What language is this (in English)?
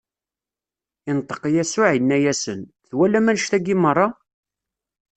Kabyle